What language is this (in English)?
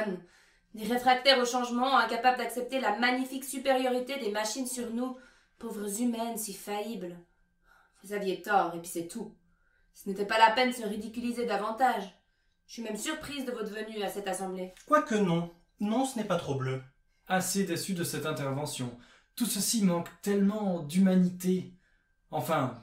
French